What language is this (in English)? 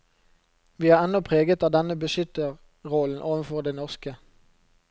Norwegian